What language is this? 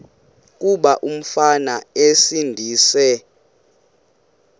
Xhosa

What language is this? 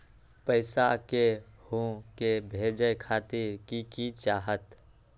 Magahi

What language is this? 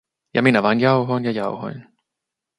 Finnish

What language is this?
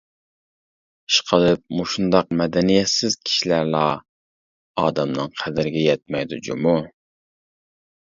Uyghur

